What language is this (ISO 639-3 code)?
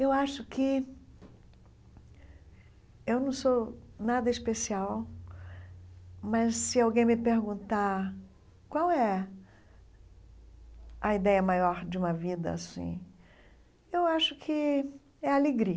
por